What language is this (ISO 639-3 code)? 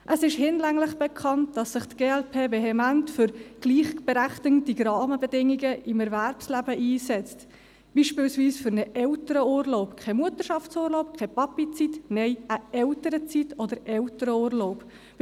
gsw